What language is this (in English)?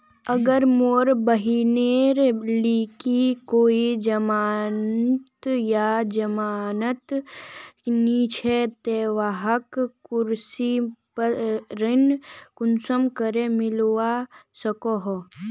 Magahi